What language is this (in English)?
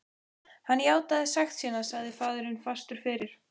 Icelandic